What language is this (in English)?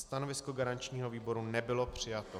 Czech